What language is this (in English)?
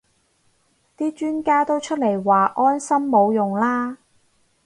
Cantonese